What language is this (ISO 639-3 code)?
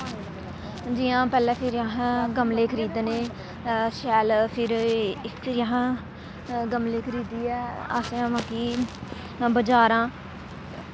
doi